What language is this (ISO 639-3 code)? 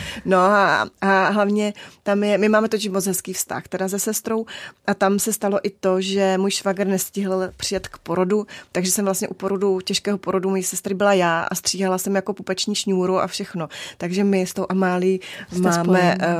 ces